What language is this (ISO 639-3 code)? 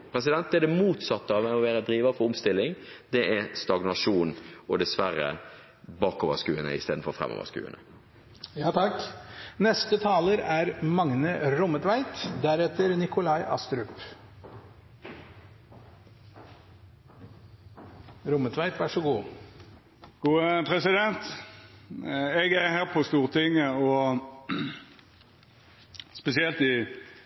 nor